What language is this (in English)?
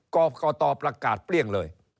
Thai